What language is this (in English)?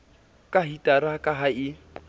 Southern Sotho